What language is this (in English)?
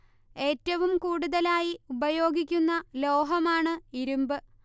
Malayalam